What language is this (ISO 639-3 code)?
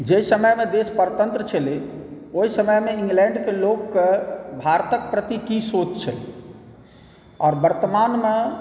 mai